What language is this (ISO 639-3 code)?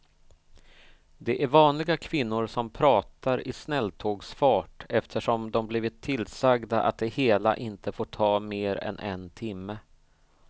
swe